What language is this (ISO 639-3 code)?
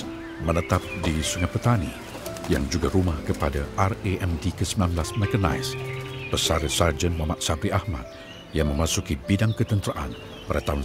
msa